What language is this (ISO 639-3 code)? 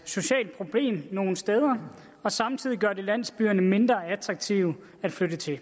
dan